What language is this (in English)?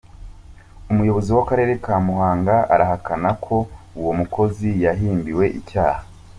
Kinyarwanda